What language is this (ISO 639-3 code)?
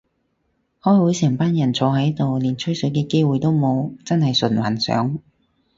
yue